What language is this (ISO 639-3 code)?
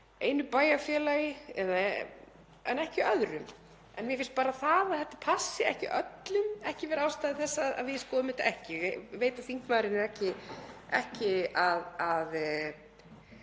isl